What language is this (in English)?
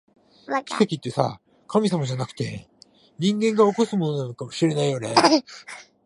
Japanese